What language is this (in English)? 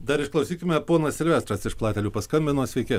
Lithuanian